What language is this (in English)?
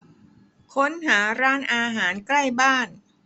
Thai